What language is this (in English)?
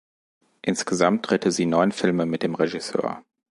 German